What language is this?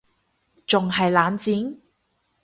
Cantonese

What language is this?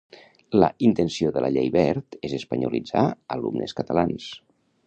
Catalan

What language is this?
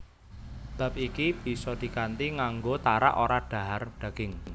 Javanese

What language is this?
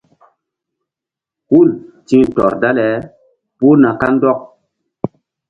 Mbum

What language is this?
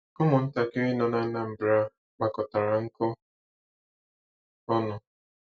Igbo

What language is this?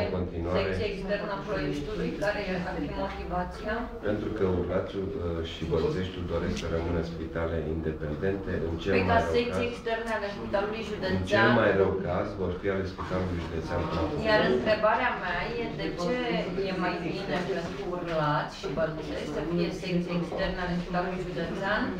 Romanian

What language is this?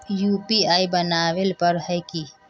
Magahi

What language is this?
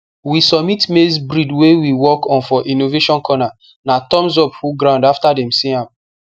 Nigerian Pidgin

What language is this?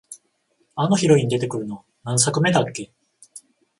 Japanese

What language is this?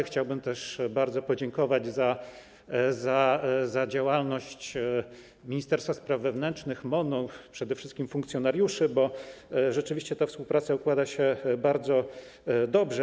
Polish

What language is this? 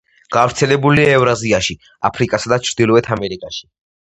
Georgian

